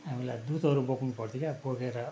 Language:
Nepali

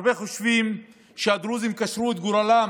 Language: Hebrew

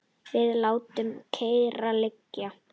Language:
Icelandic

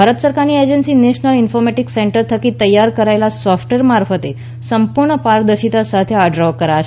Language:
Gujarati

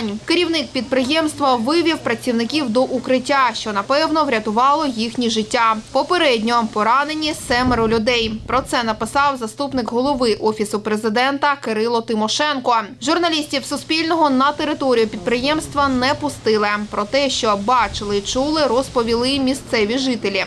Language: Ukrainian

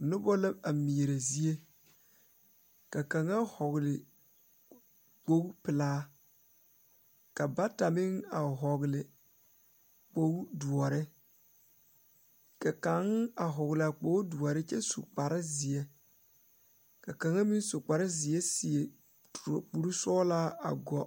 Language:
Southern Dagaare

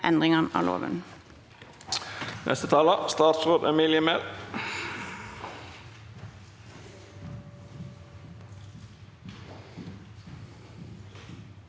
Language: Norwegian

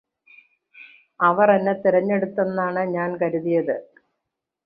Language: Malayalam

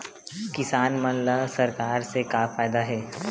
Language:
Chhattisgarhi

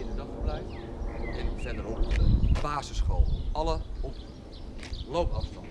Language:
Dutch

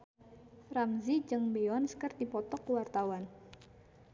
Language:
Sundanese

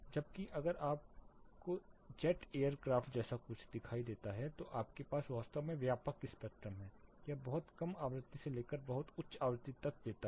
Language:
Hindi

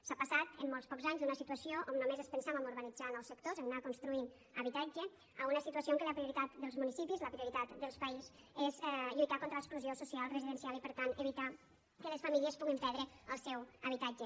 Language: Catalan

